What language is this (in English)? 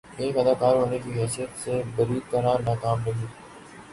Urdu